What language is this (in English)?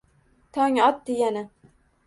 Uzbek